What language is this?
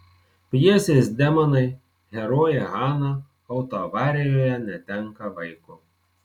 Lithuanian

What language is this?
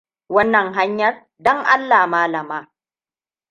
Hausa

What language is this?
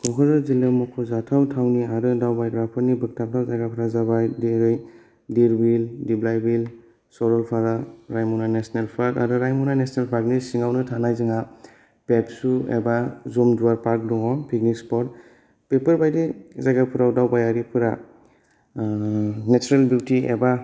Bodo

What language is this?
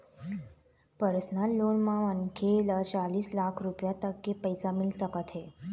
Chhattisgarhi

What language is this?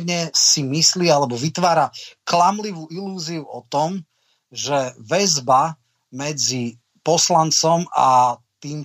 Slovak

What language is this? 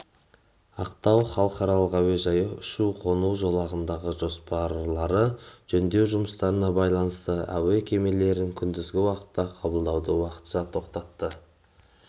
Kazakh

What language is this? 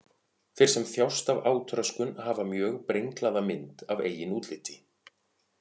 Icelandic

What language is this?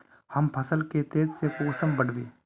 Magahi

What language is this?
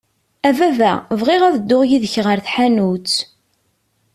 Kabyle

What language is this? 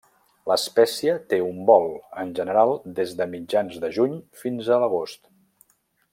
Catalan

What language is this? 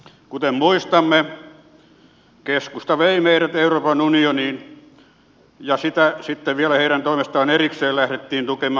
Finnish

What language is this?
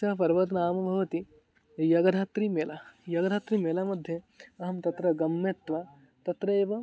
Sanskrit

